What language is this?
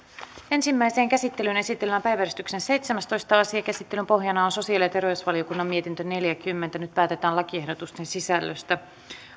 Finnish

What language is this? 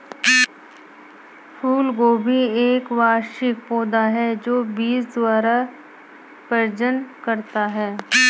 Hindi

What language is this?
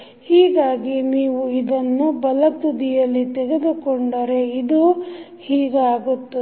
Kannada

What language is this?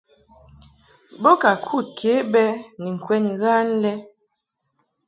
Mungaka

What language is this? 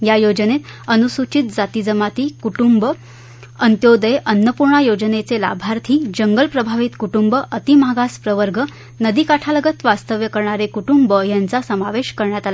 Marathi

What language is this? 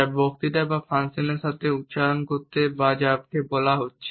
Bangla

